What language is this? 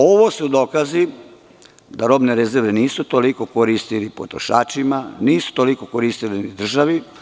Serbian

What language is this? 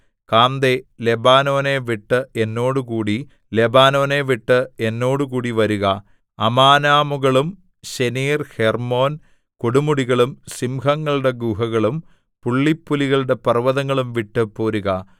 Malayalam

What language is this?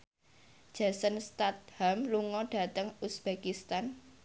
Javanese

